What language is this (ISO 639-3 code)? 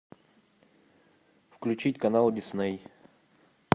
rus